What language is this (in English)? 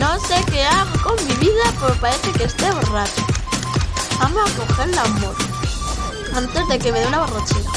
Spanish